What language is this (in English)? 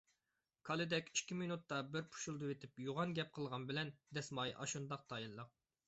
Uyghur